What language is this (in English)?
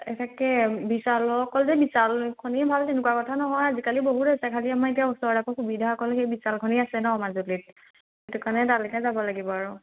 Assamese